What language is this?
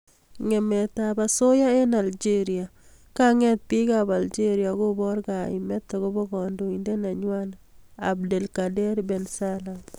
Kalenjin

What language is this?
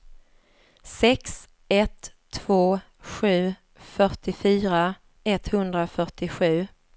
Swedish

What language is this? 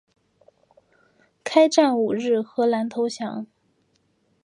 Chinese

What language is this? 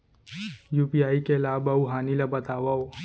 Chhattisgarhi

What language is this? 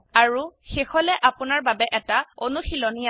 Assamese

